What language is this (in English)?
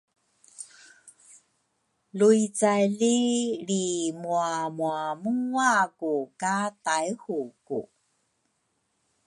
Rukai